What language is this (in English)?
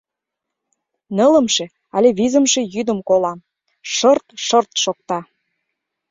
Mari